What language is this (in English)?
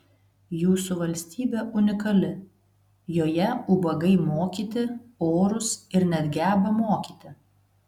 Lithuanian